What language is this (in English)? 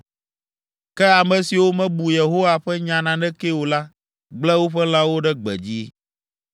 Ewe